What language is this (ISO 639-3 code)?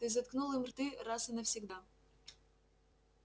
rus